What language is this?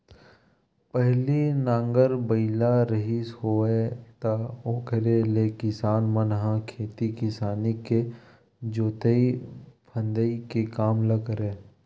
Chhattisgarhi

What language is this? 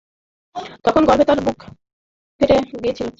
Bangla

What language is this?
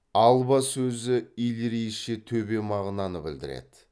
Kazakh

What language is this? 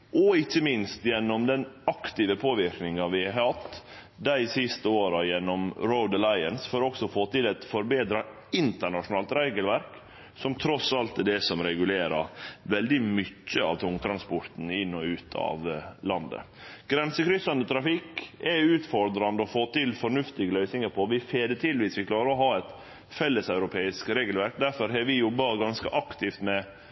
Norwegian Nynorsk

